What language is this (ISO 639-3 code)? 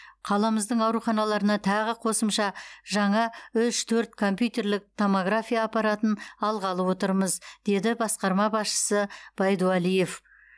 kaz